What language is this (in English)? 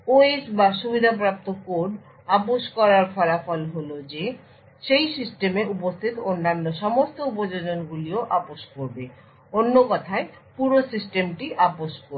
Bangla